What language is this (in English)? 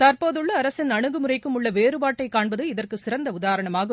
Tamil